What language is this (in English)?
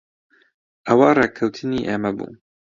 Central Kurdish